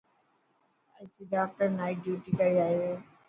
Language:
Dhatki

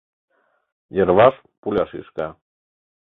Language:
Mari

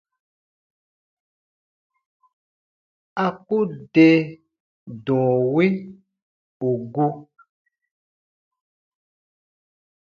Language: Baatonum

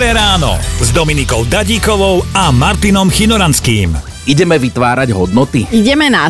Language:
Slovak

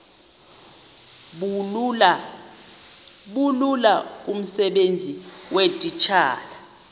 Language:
Xhosa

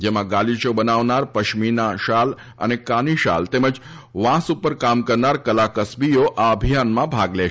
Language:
Gujarati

